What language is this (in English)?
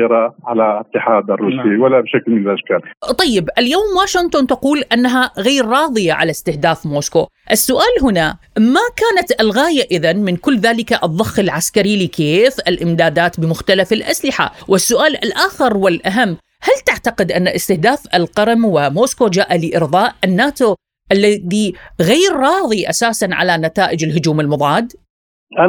Arabic